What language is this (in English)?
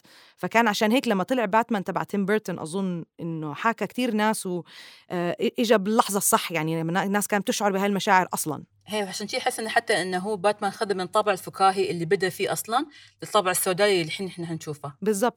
Arabic